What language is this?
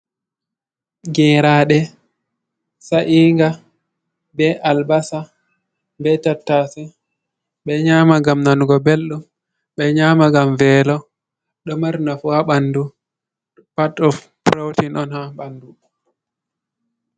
Fula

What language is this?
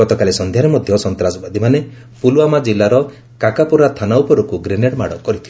Odia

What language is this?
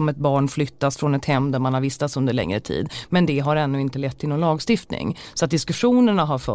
Swedish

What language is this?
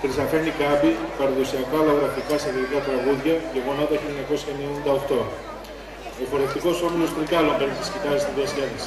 Greek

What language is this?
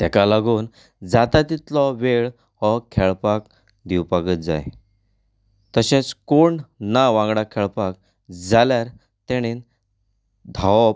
Konkani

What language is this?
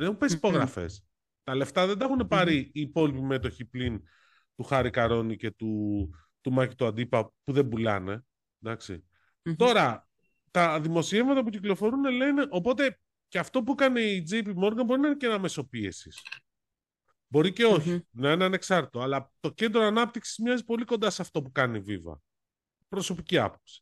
Greek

